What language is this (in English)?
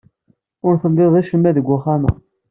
Kabyle